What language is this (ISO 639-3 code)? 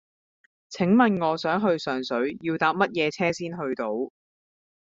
yue